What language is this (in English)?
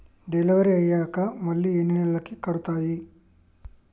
Telugu